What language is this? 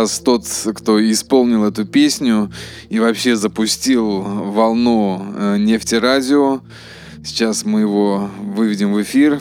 Russian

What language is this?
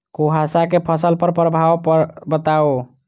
Maithili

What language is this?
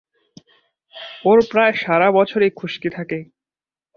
Bangla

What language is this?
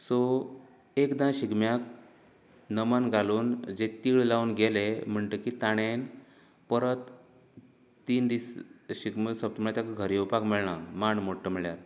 Konkani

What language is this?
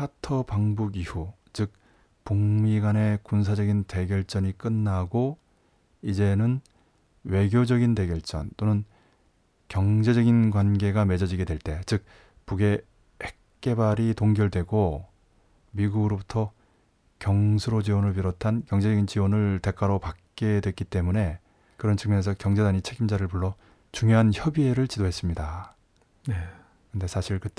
Korean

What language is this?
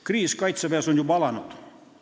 Estonian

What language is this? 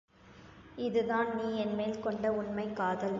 Tamil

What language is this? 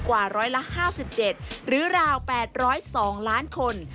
Thai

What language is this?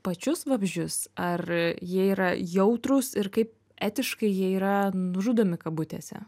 Lithuanian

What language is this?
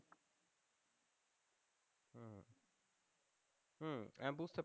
Bangla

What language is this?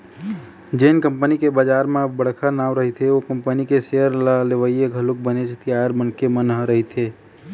Chhattisgarhi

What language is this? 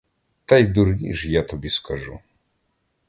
Ukrainian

